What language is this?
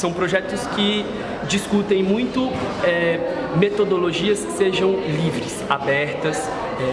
Portuguese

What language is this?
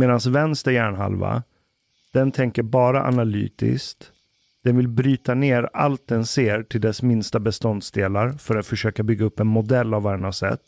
Swedish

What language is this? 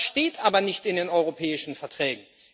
German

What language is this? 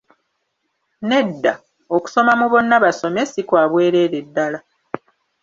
Ganda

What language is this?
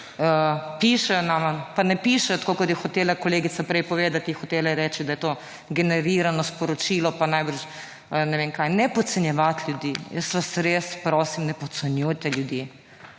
Slovenian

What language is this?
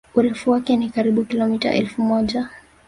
Swahili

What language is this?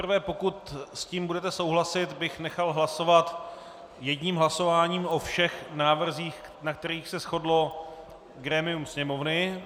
Czech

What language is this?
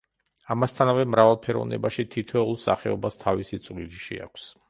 Georgian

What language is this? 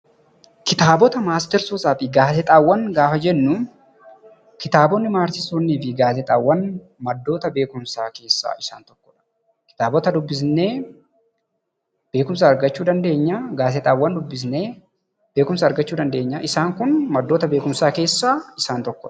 Oromo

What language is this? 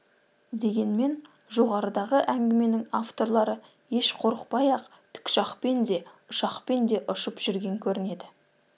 Kazakh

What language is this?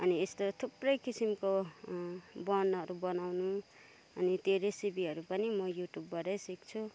Nepali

